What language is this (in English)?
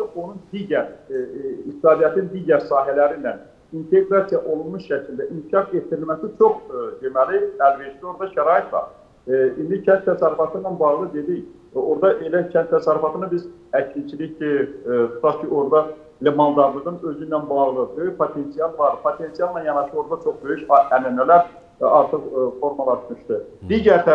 Turkish